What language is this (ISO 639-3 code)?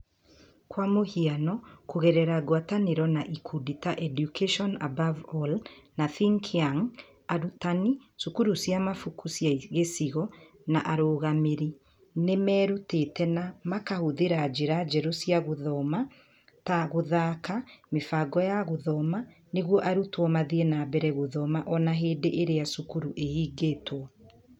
kik